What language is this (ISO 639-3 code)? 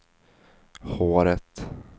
swe